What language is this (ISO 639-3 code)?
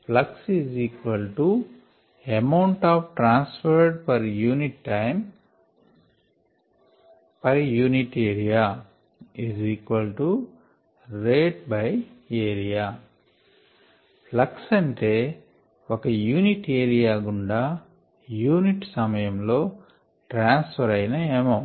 tel